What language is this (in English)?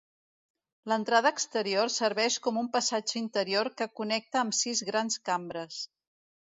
Catalan